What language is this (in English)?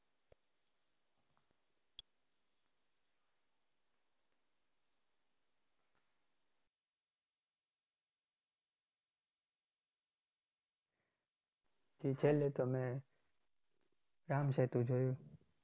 Gujarati